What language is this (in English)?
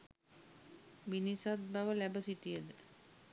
Sinhala